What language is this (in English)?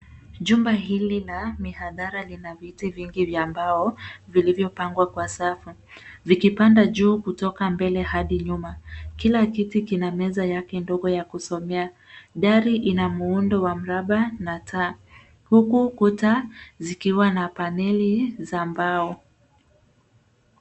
Swahili